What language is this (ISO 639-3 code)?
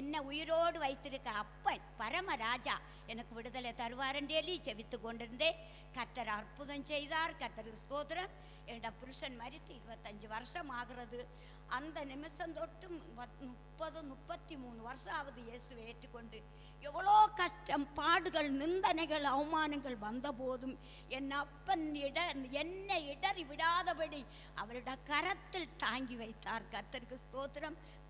tam